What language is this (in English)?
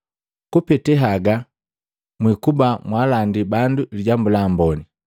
Matengo